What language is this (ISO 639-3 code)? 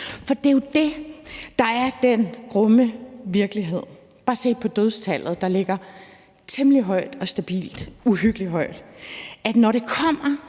dan